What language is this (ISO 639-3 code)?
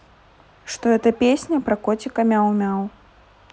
rus